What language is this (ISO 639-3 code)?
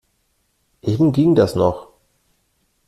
deu